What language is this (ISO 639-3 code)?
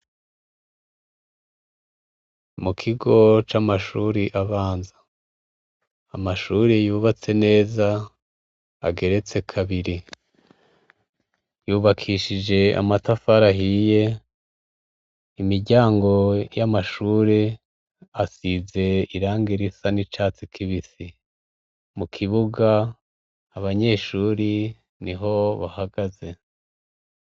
run